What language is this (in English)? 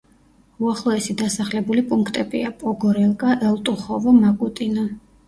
Georgian